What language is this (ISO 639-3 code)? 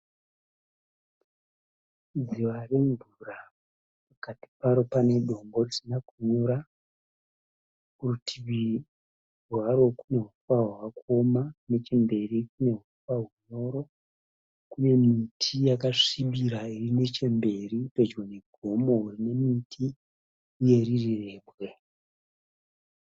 sna